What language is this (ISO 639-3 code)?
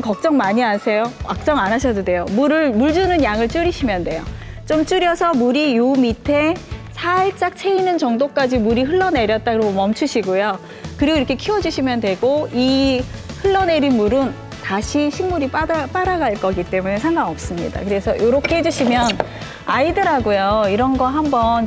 kor